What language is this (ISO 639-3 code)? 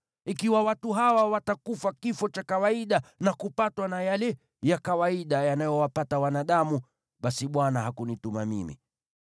swa